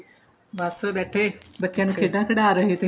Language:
Punjabi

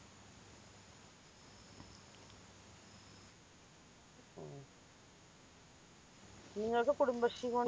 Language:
Malayalam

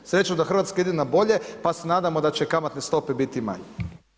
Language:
Croatian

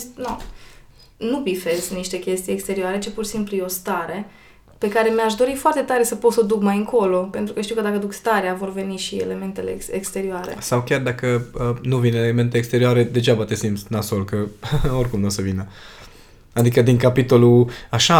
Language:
Romanian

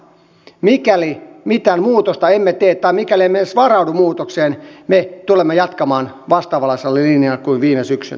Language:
Finnish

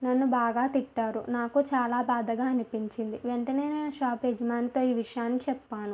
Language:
Telugu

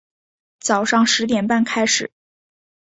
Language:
Chinese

